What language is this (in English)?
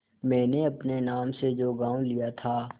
Hindi